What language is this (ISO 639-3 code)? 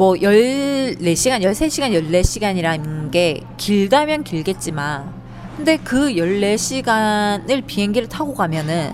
kor